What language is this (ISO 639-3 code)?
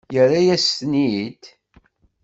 kab